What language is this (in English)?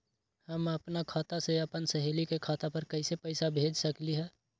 Magahi